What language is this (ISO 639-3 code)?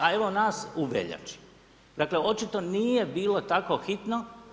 hrv